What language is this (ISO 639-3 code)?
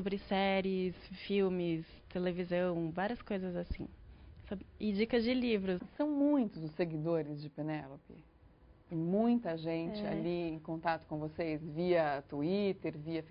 por